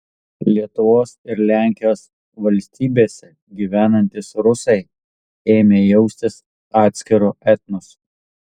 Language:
Lithuanian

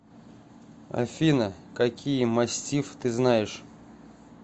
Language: Russian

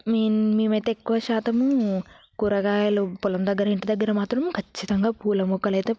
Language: Telugu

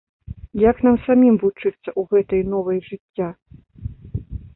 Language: Belarusian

